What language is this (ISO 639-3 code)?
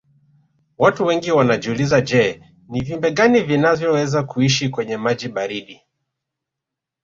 swa